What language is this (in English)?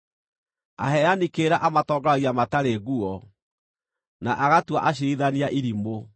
Kikuyu